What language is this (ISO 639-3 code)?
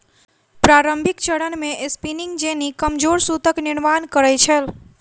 mai